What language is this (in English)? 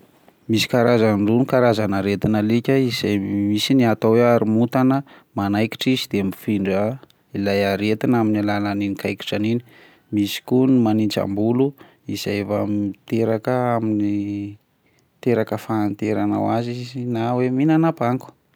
Malagasy